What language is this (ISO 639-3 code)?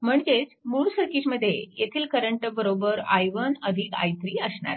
mar